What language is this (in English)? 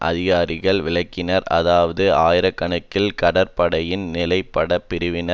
Tamil